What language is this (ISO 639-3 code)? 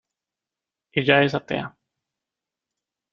spa